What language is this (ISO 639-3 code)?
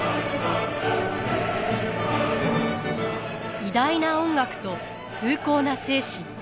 jpn